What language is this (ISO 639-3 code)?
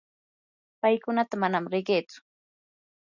qur